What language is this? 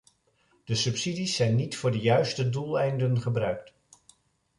Dutch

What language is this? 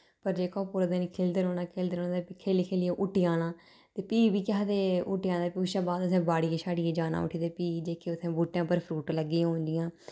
Dogri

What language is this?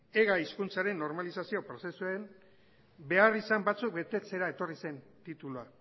Basque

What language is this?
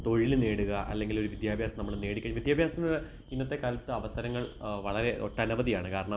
Malayalam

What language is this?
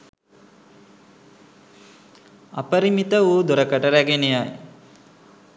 Sinhala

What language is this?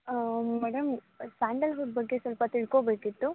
Kannada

